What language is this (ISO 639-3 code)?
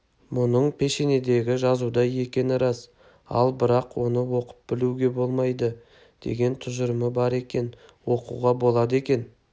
kaz